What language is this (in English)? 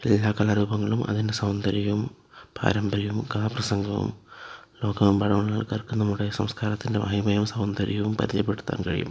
Malayalam